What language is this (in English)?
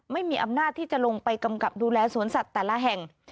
Thai